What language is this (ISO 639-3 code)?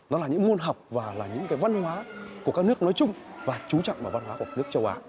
vie